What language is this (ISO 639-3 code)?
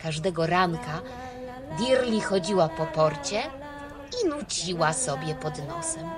pol